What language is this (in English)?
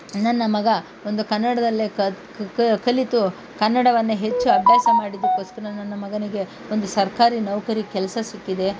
Kannada